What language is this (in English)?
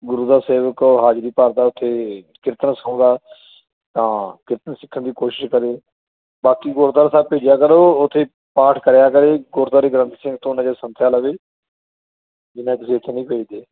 Punjabi